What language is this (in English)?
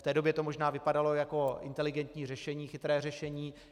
Czech